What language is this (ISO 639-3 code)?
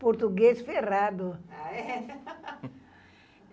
por